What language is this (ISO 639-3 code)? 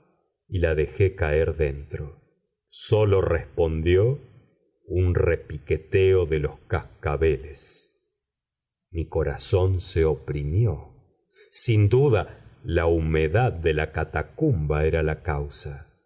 spa